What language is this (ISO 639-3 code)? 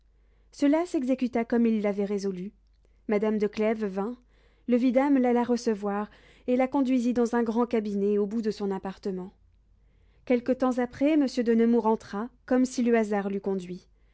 fra